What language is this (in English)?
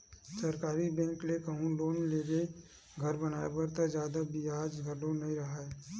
Chhattisgarhi